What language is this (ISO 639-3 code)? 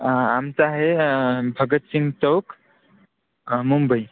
mar